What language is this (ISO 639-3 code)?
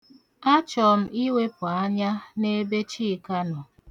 ibo